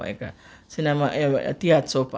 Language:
Konkani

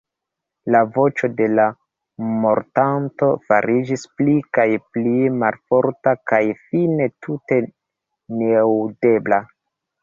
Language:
Esperanto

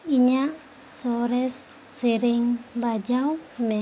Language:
Santali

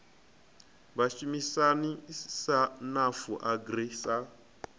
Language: Venda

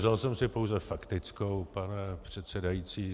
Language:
Czech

